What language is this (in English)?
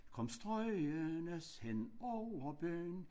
Danish